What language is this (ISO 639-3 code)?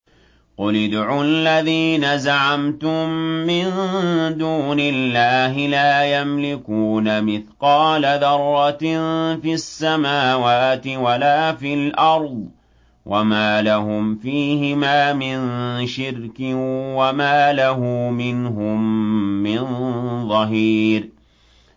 ara